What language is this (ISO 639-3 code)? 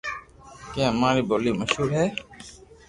lrk